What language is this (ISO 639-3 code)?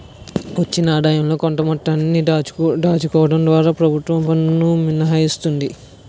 tel